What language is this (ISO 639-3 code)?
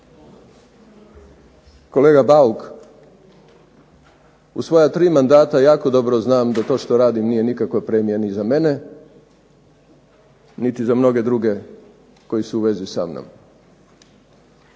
hrv